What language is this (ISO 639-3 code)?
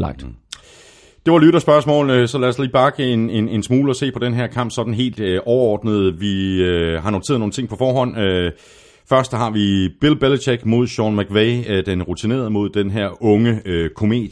dan